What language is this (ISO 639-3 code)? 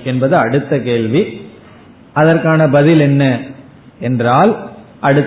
tam